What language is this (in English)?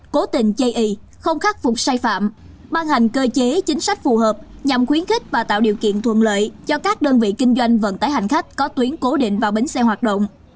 Vietnamese